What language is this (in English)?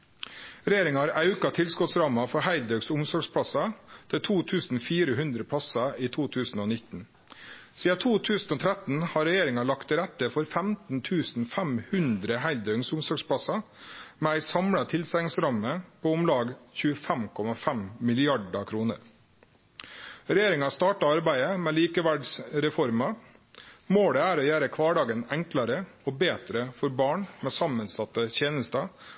Norwegian Nynorsk